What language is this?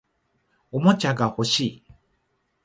Japanese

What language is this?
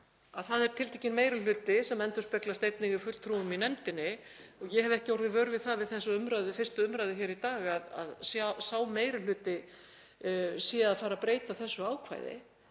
Icelandic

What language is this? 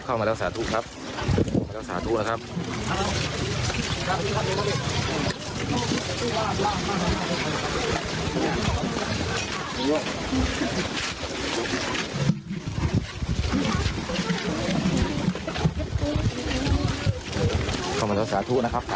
Thai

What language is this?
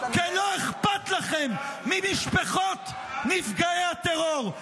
Hebrew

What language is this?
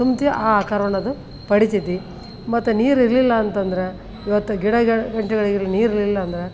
Kannada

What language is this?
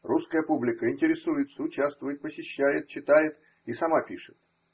Russian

